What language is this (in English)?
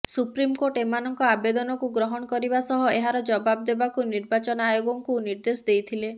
Odia